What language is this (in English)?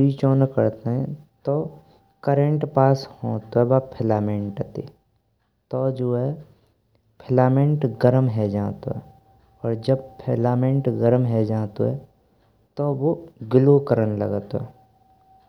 Braj